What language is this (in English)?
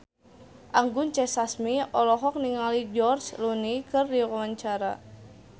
Sundanese